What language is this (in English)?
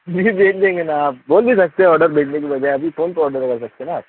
Urdu